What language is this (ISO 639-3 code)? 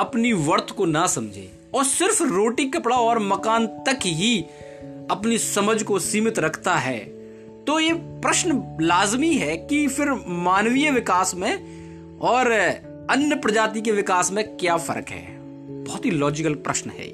hin